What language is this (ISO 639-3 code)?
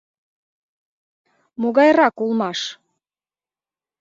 chm